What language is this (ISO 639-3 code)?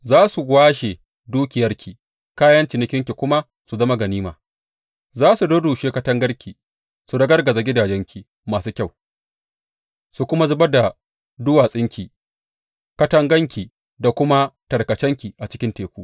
hau